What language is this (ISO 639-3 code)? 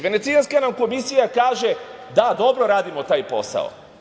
srp